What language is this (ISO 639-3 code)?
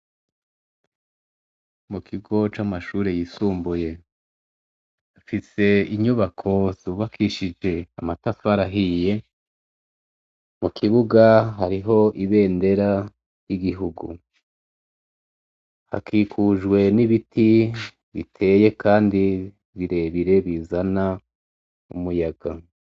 run